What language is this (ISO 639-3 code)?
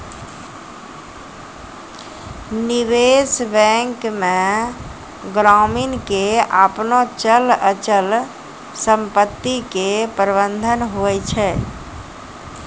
mai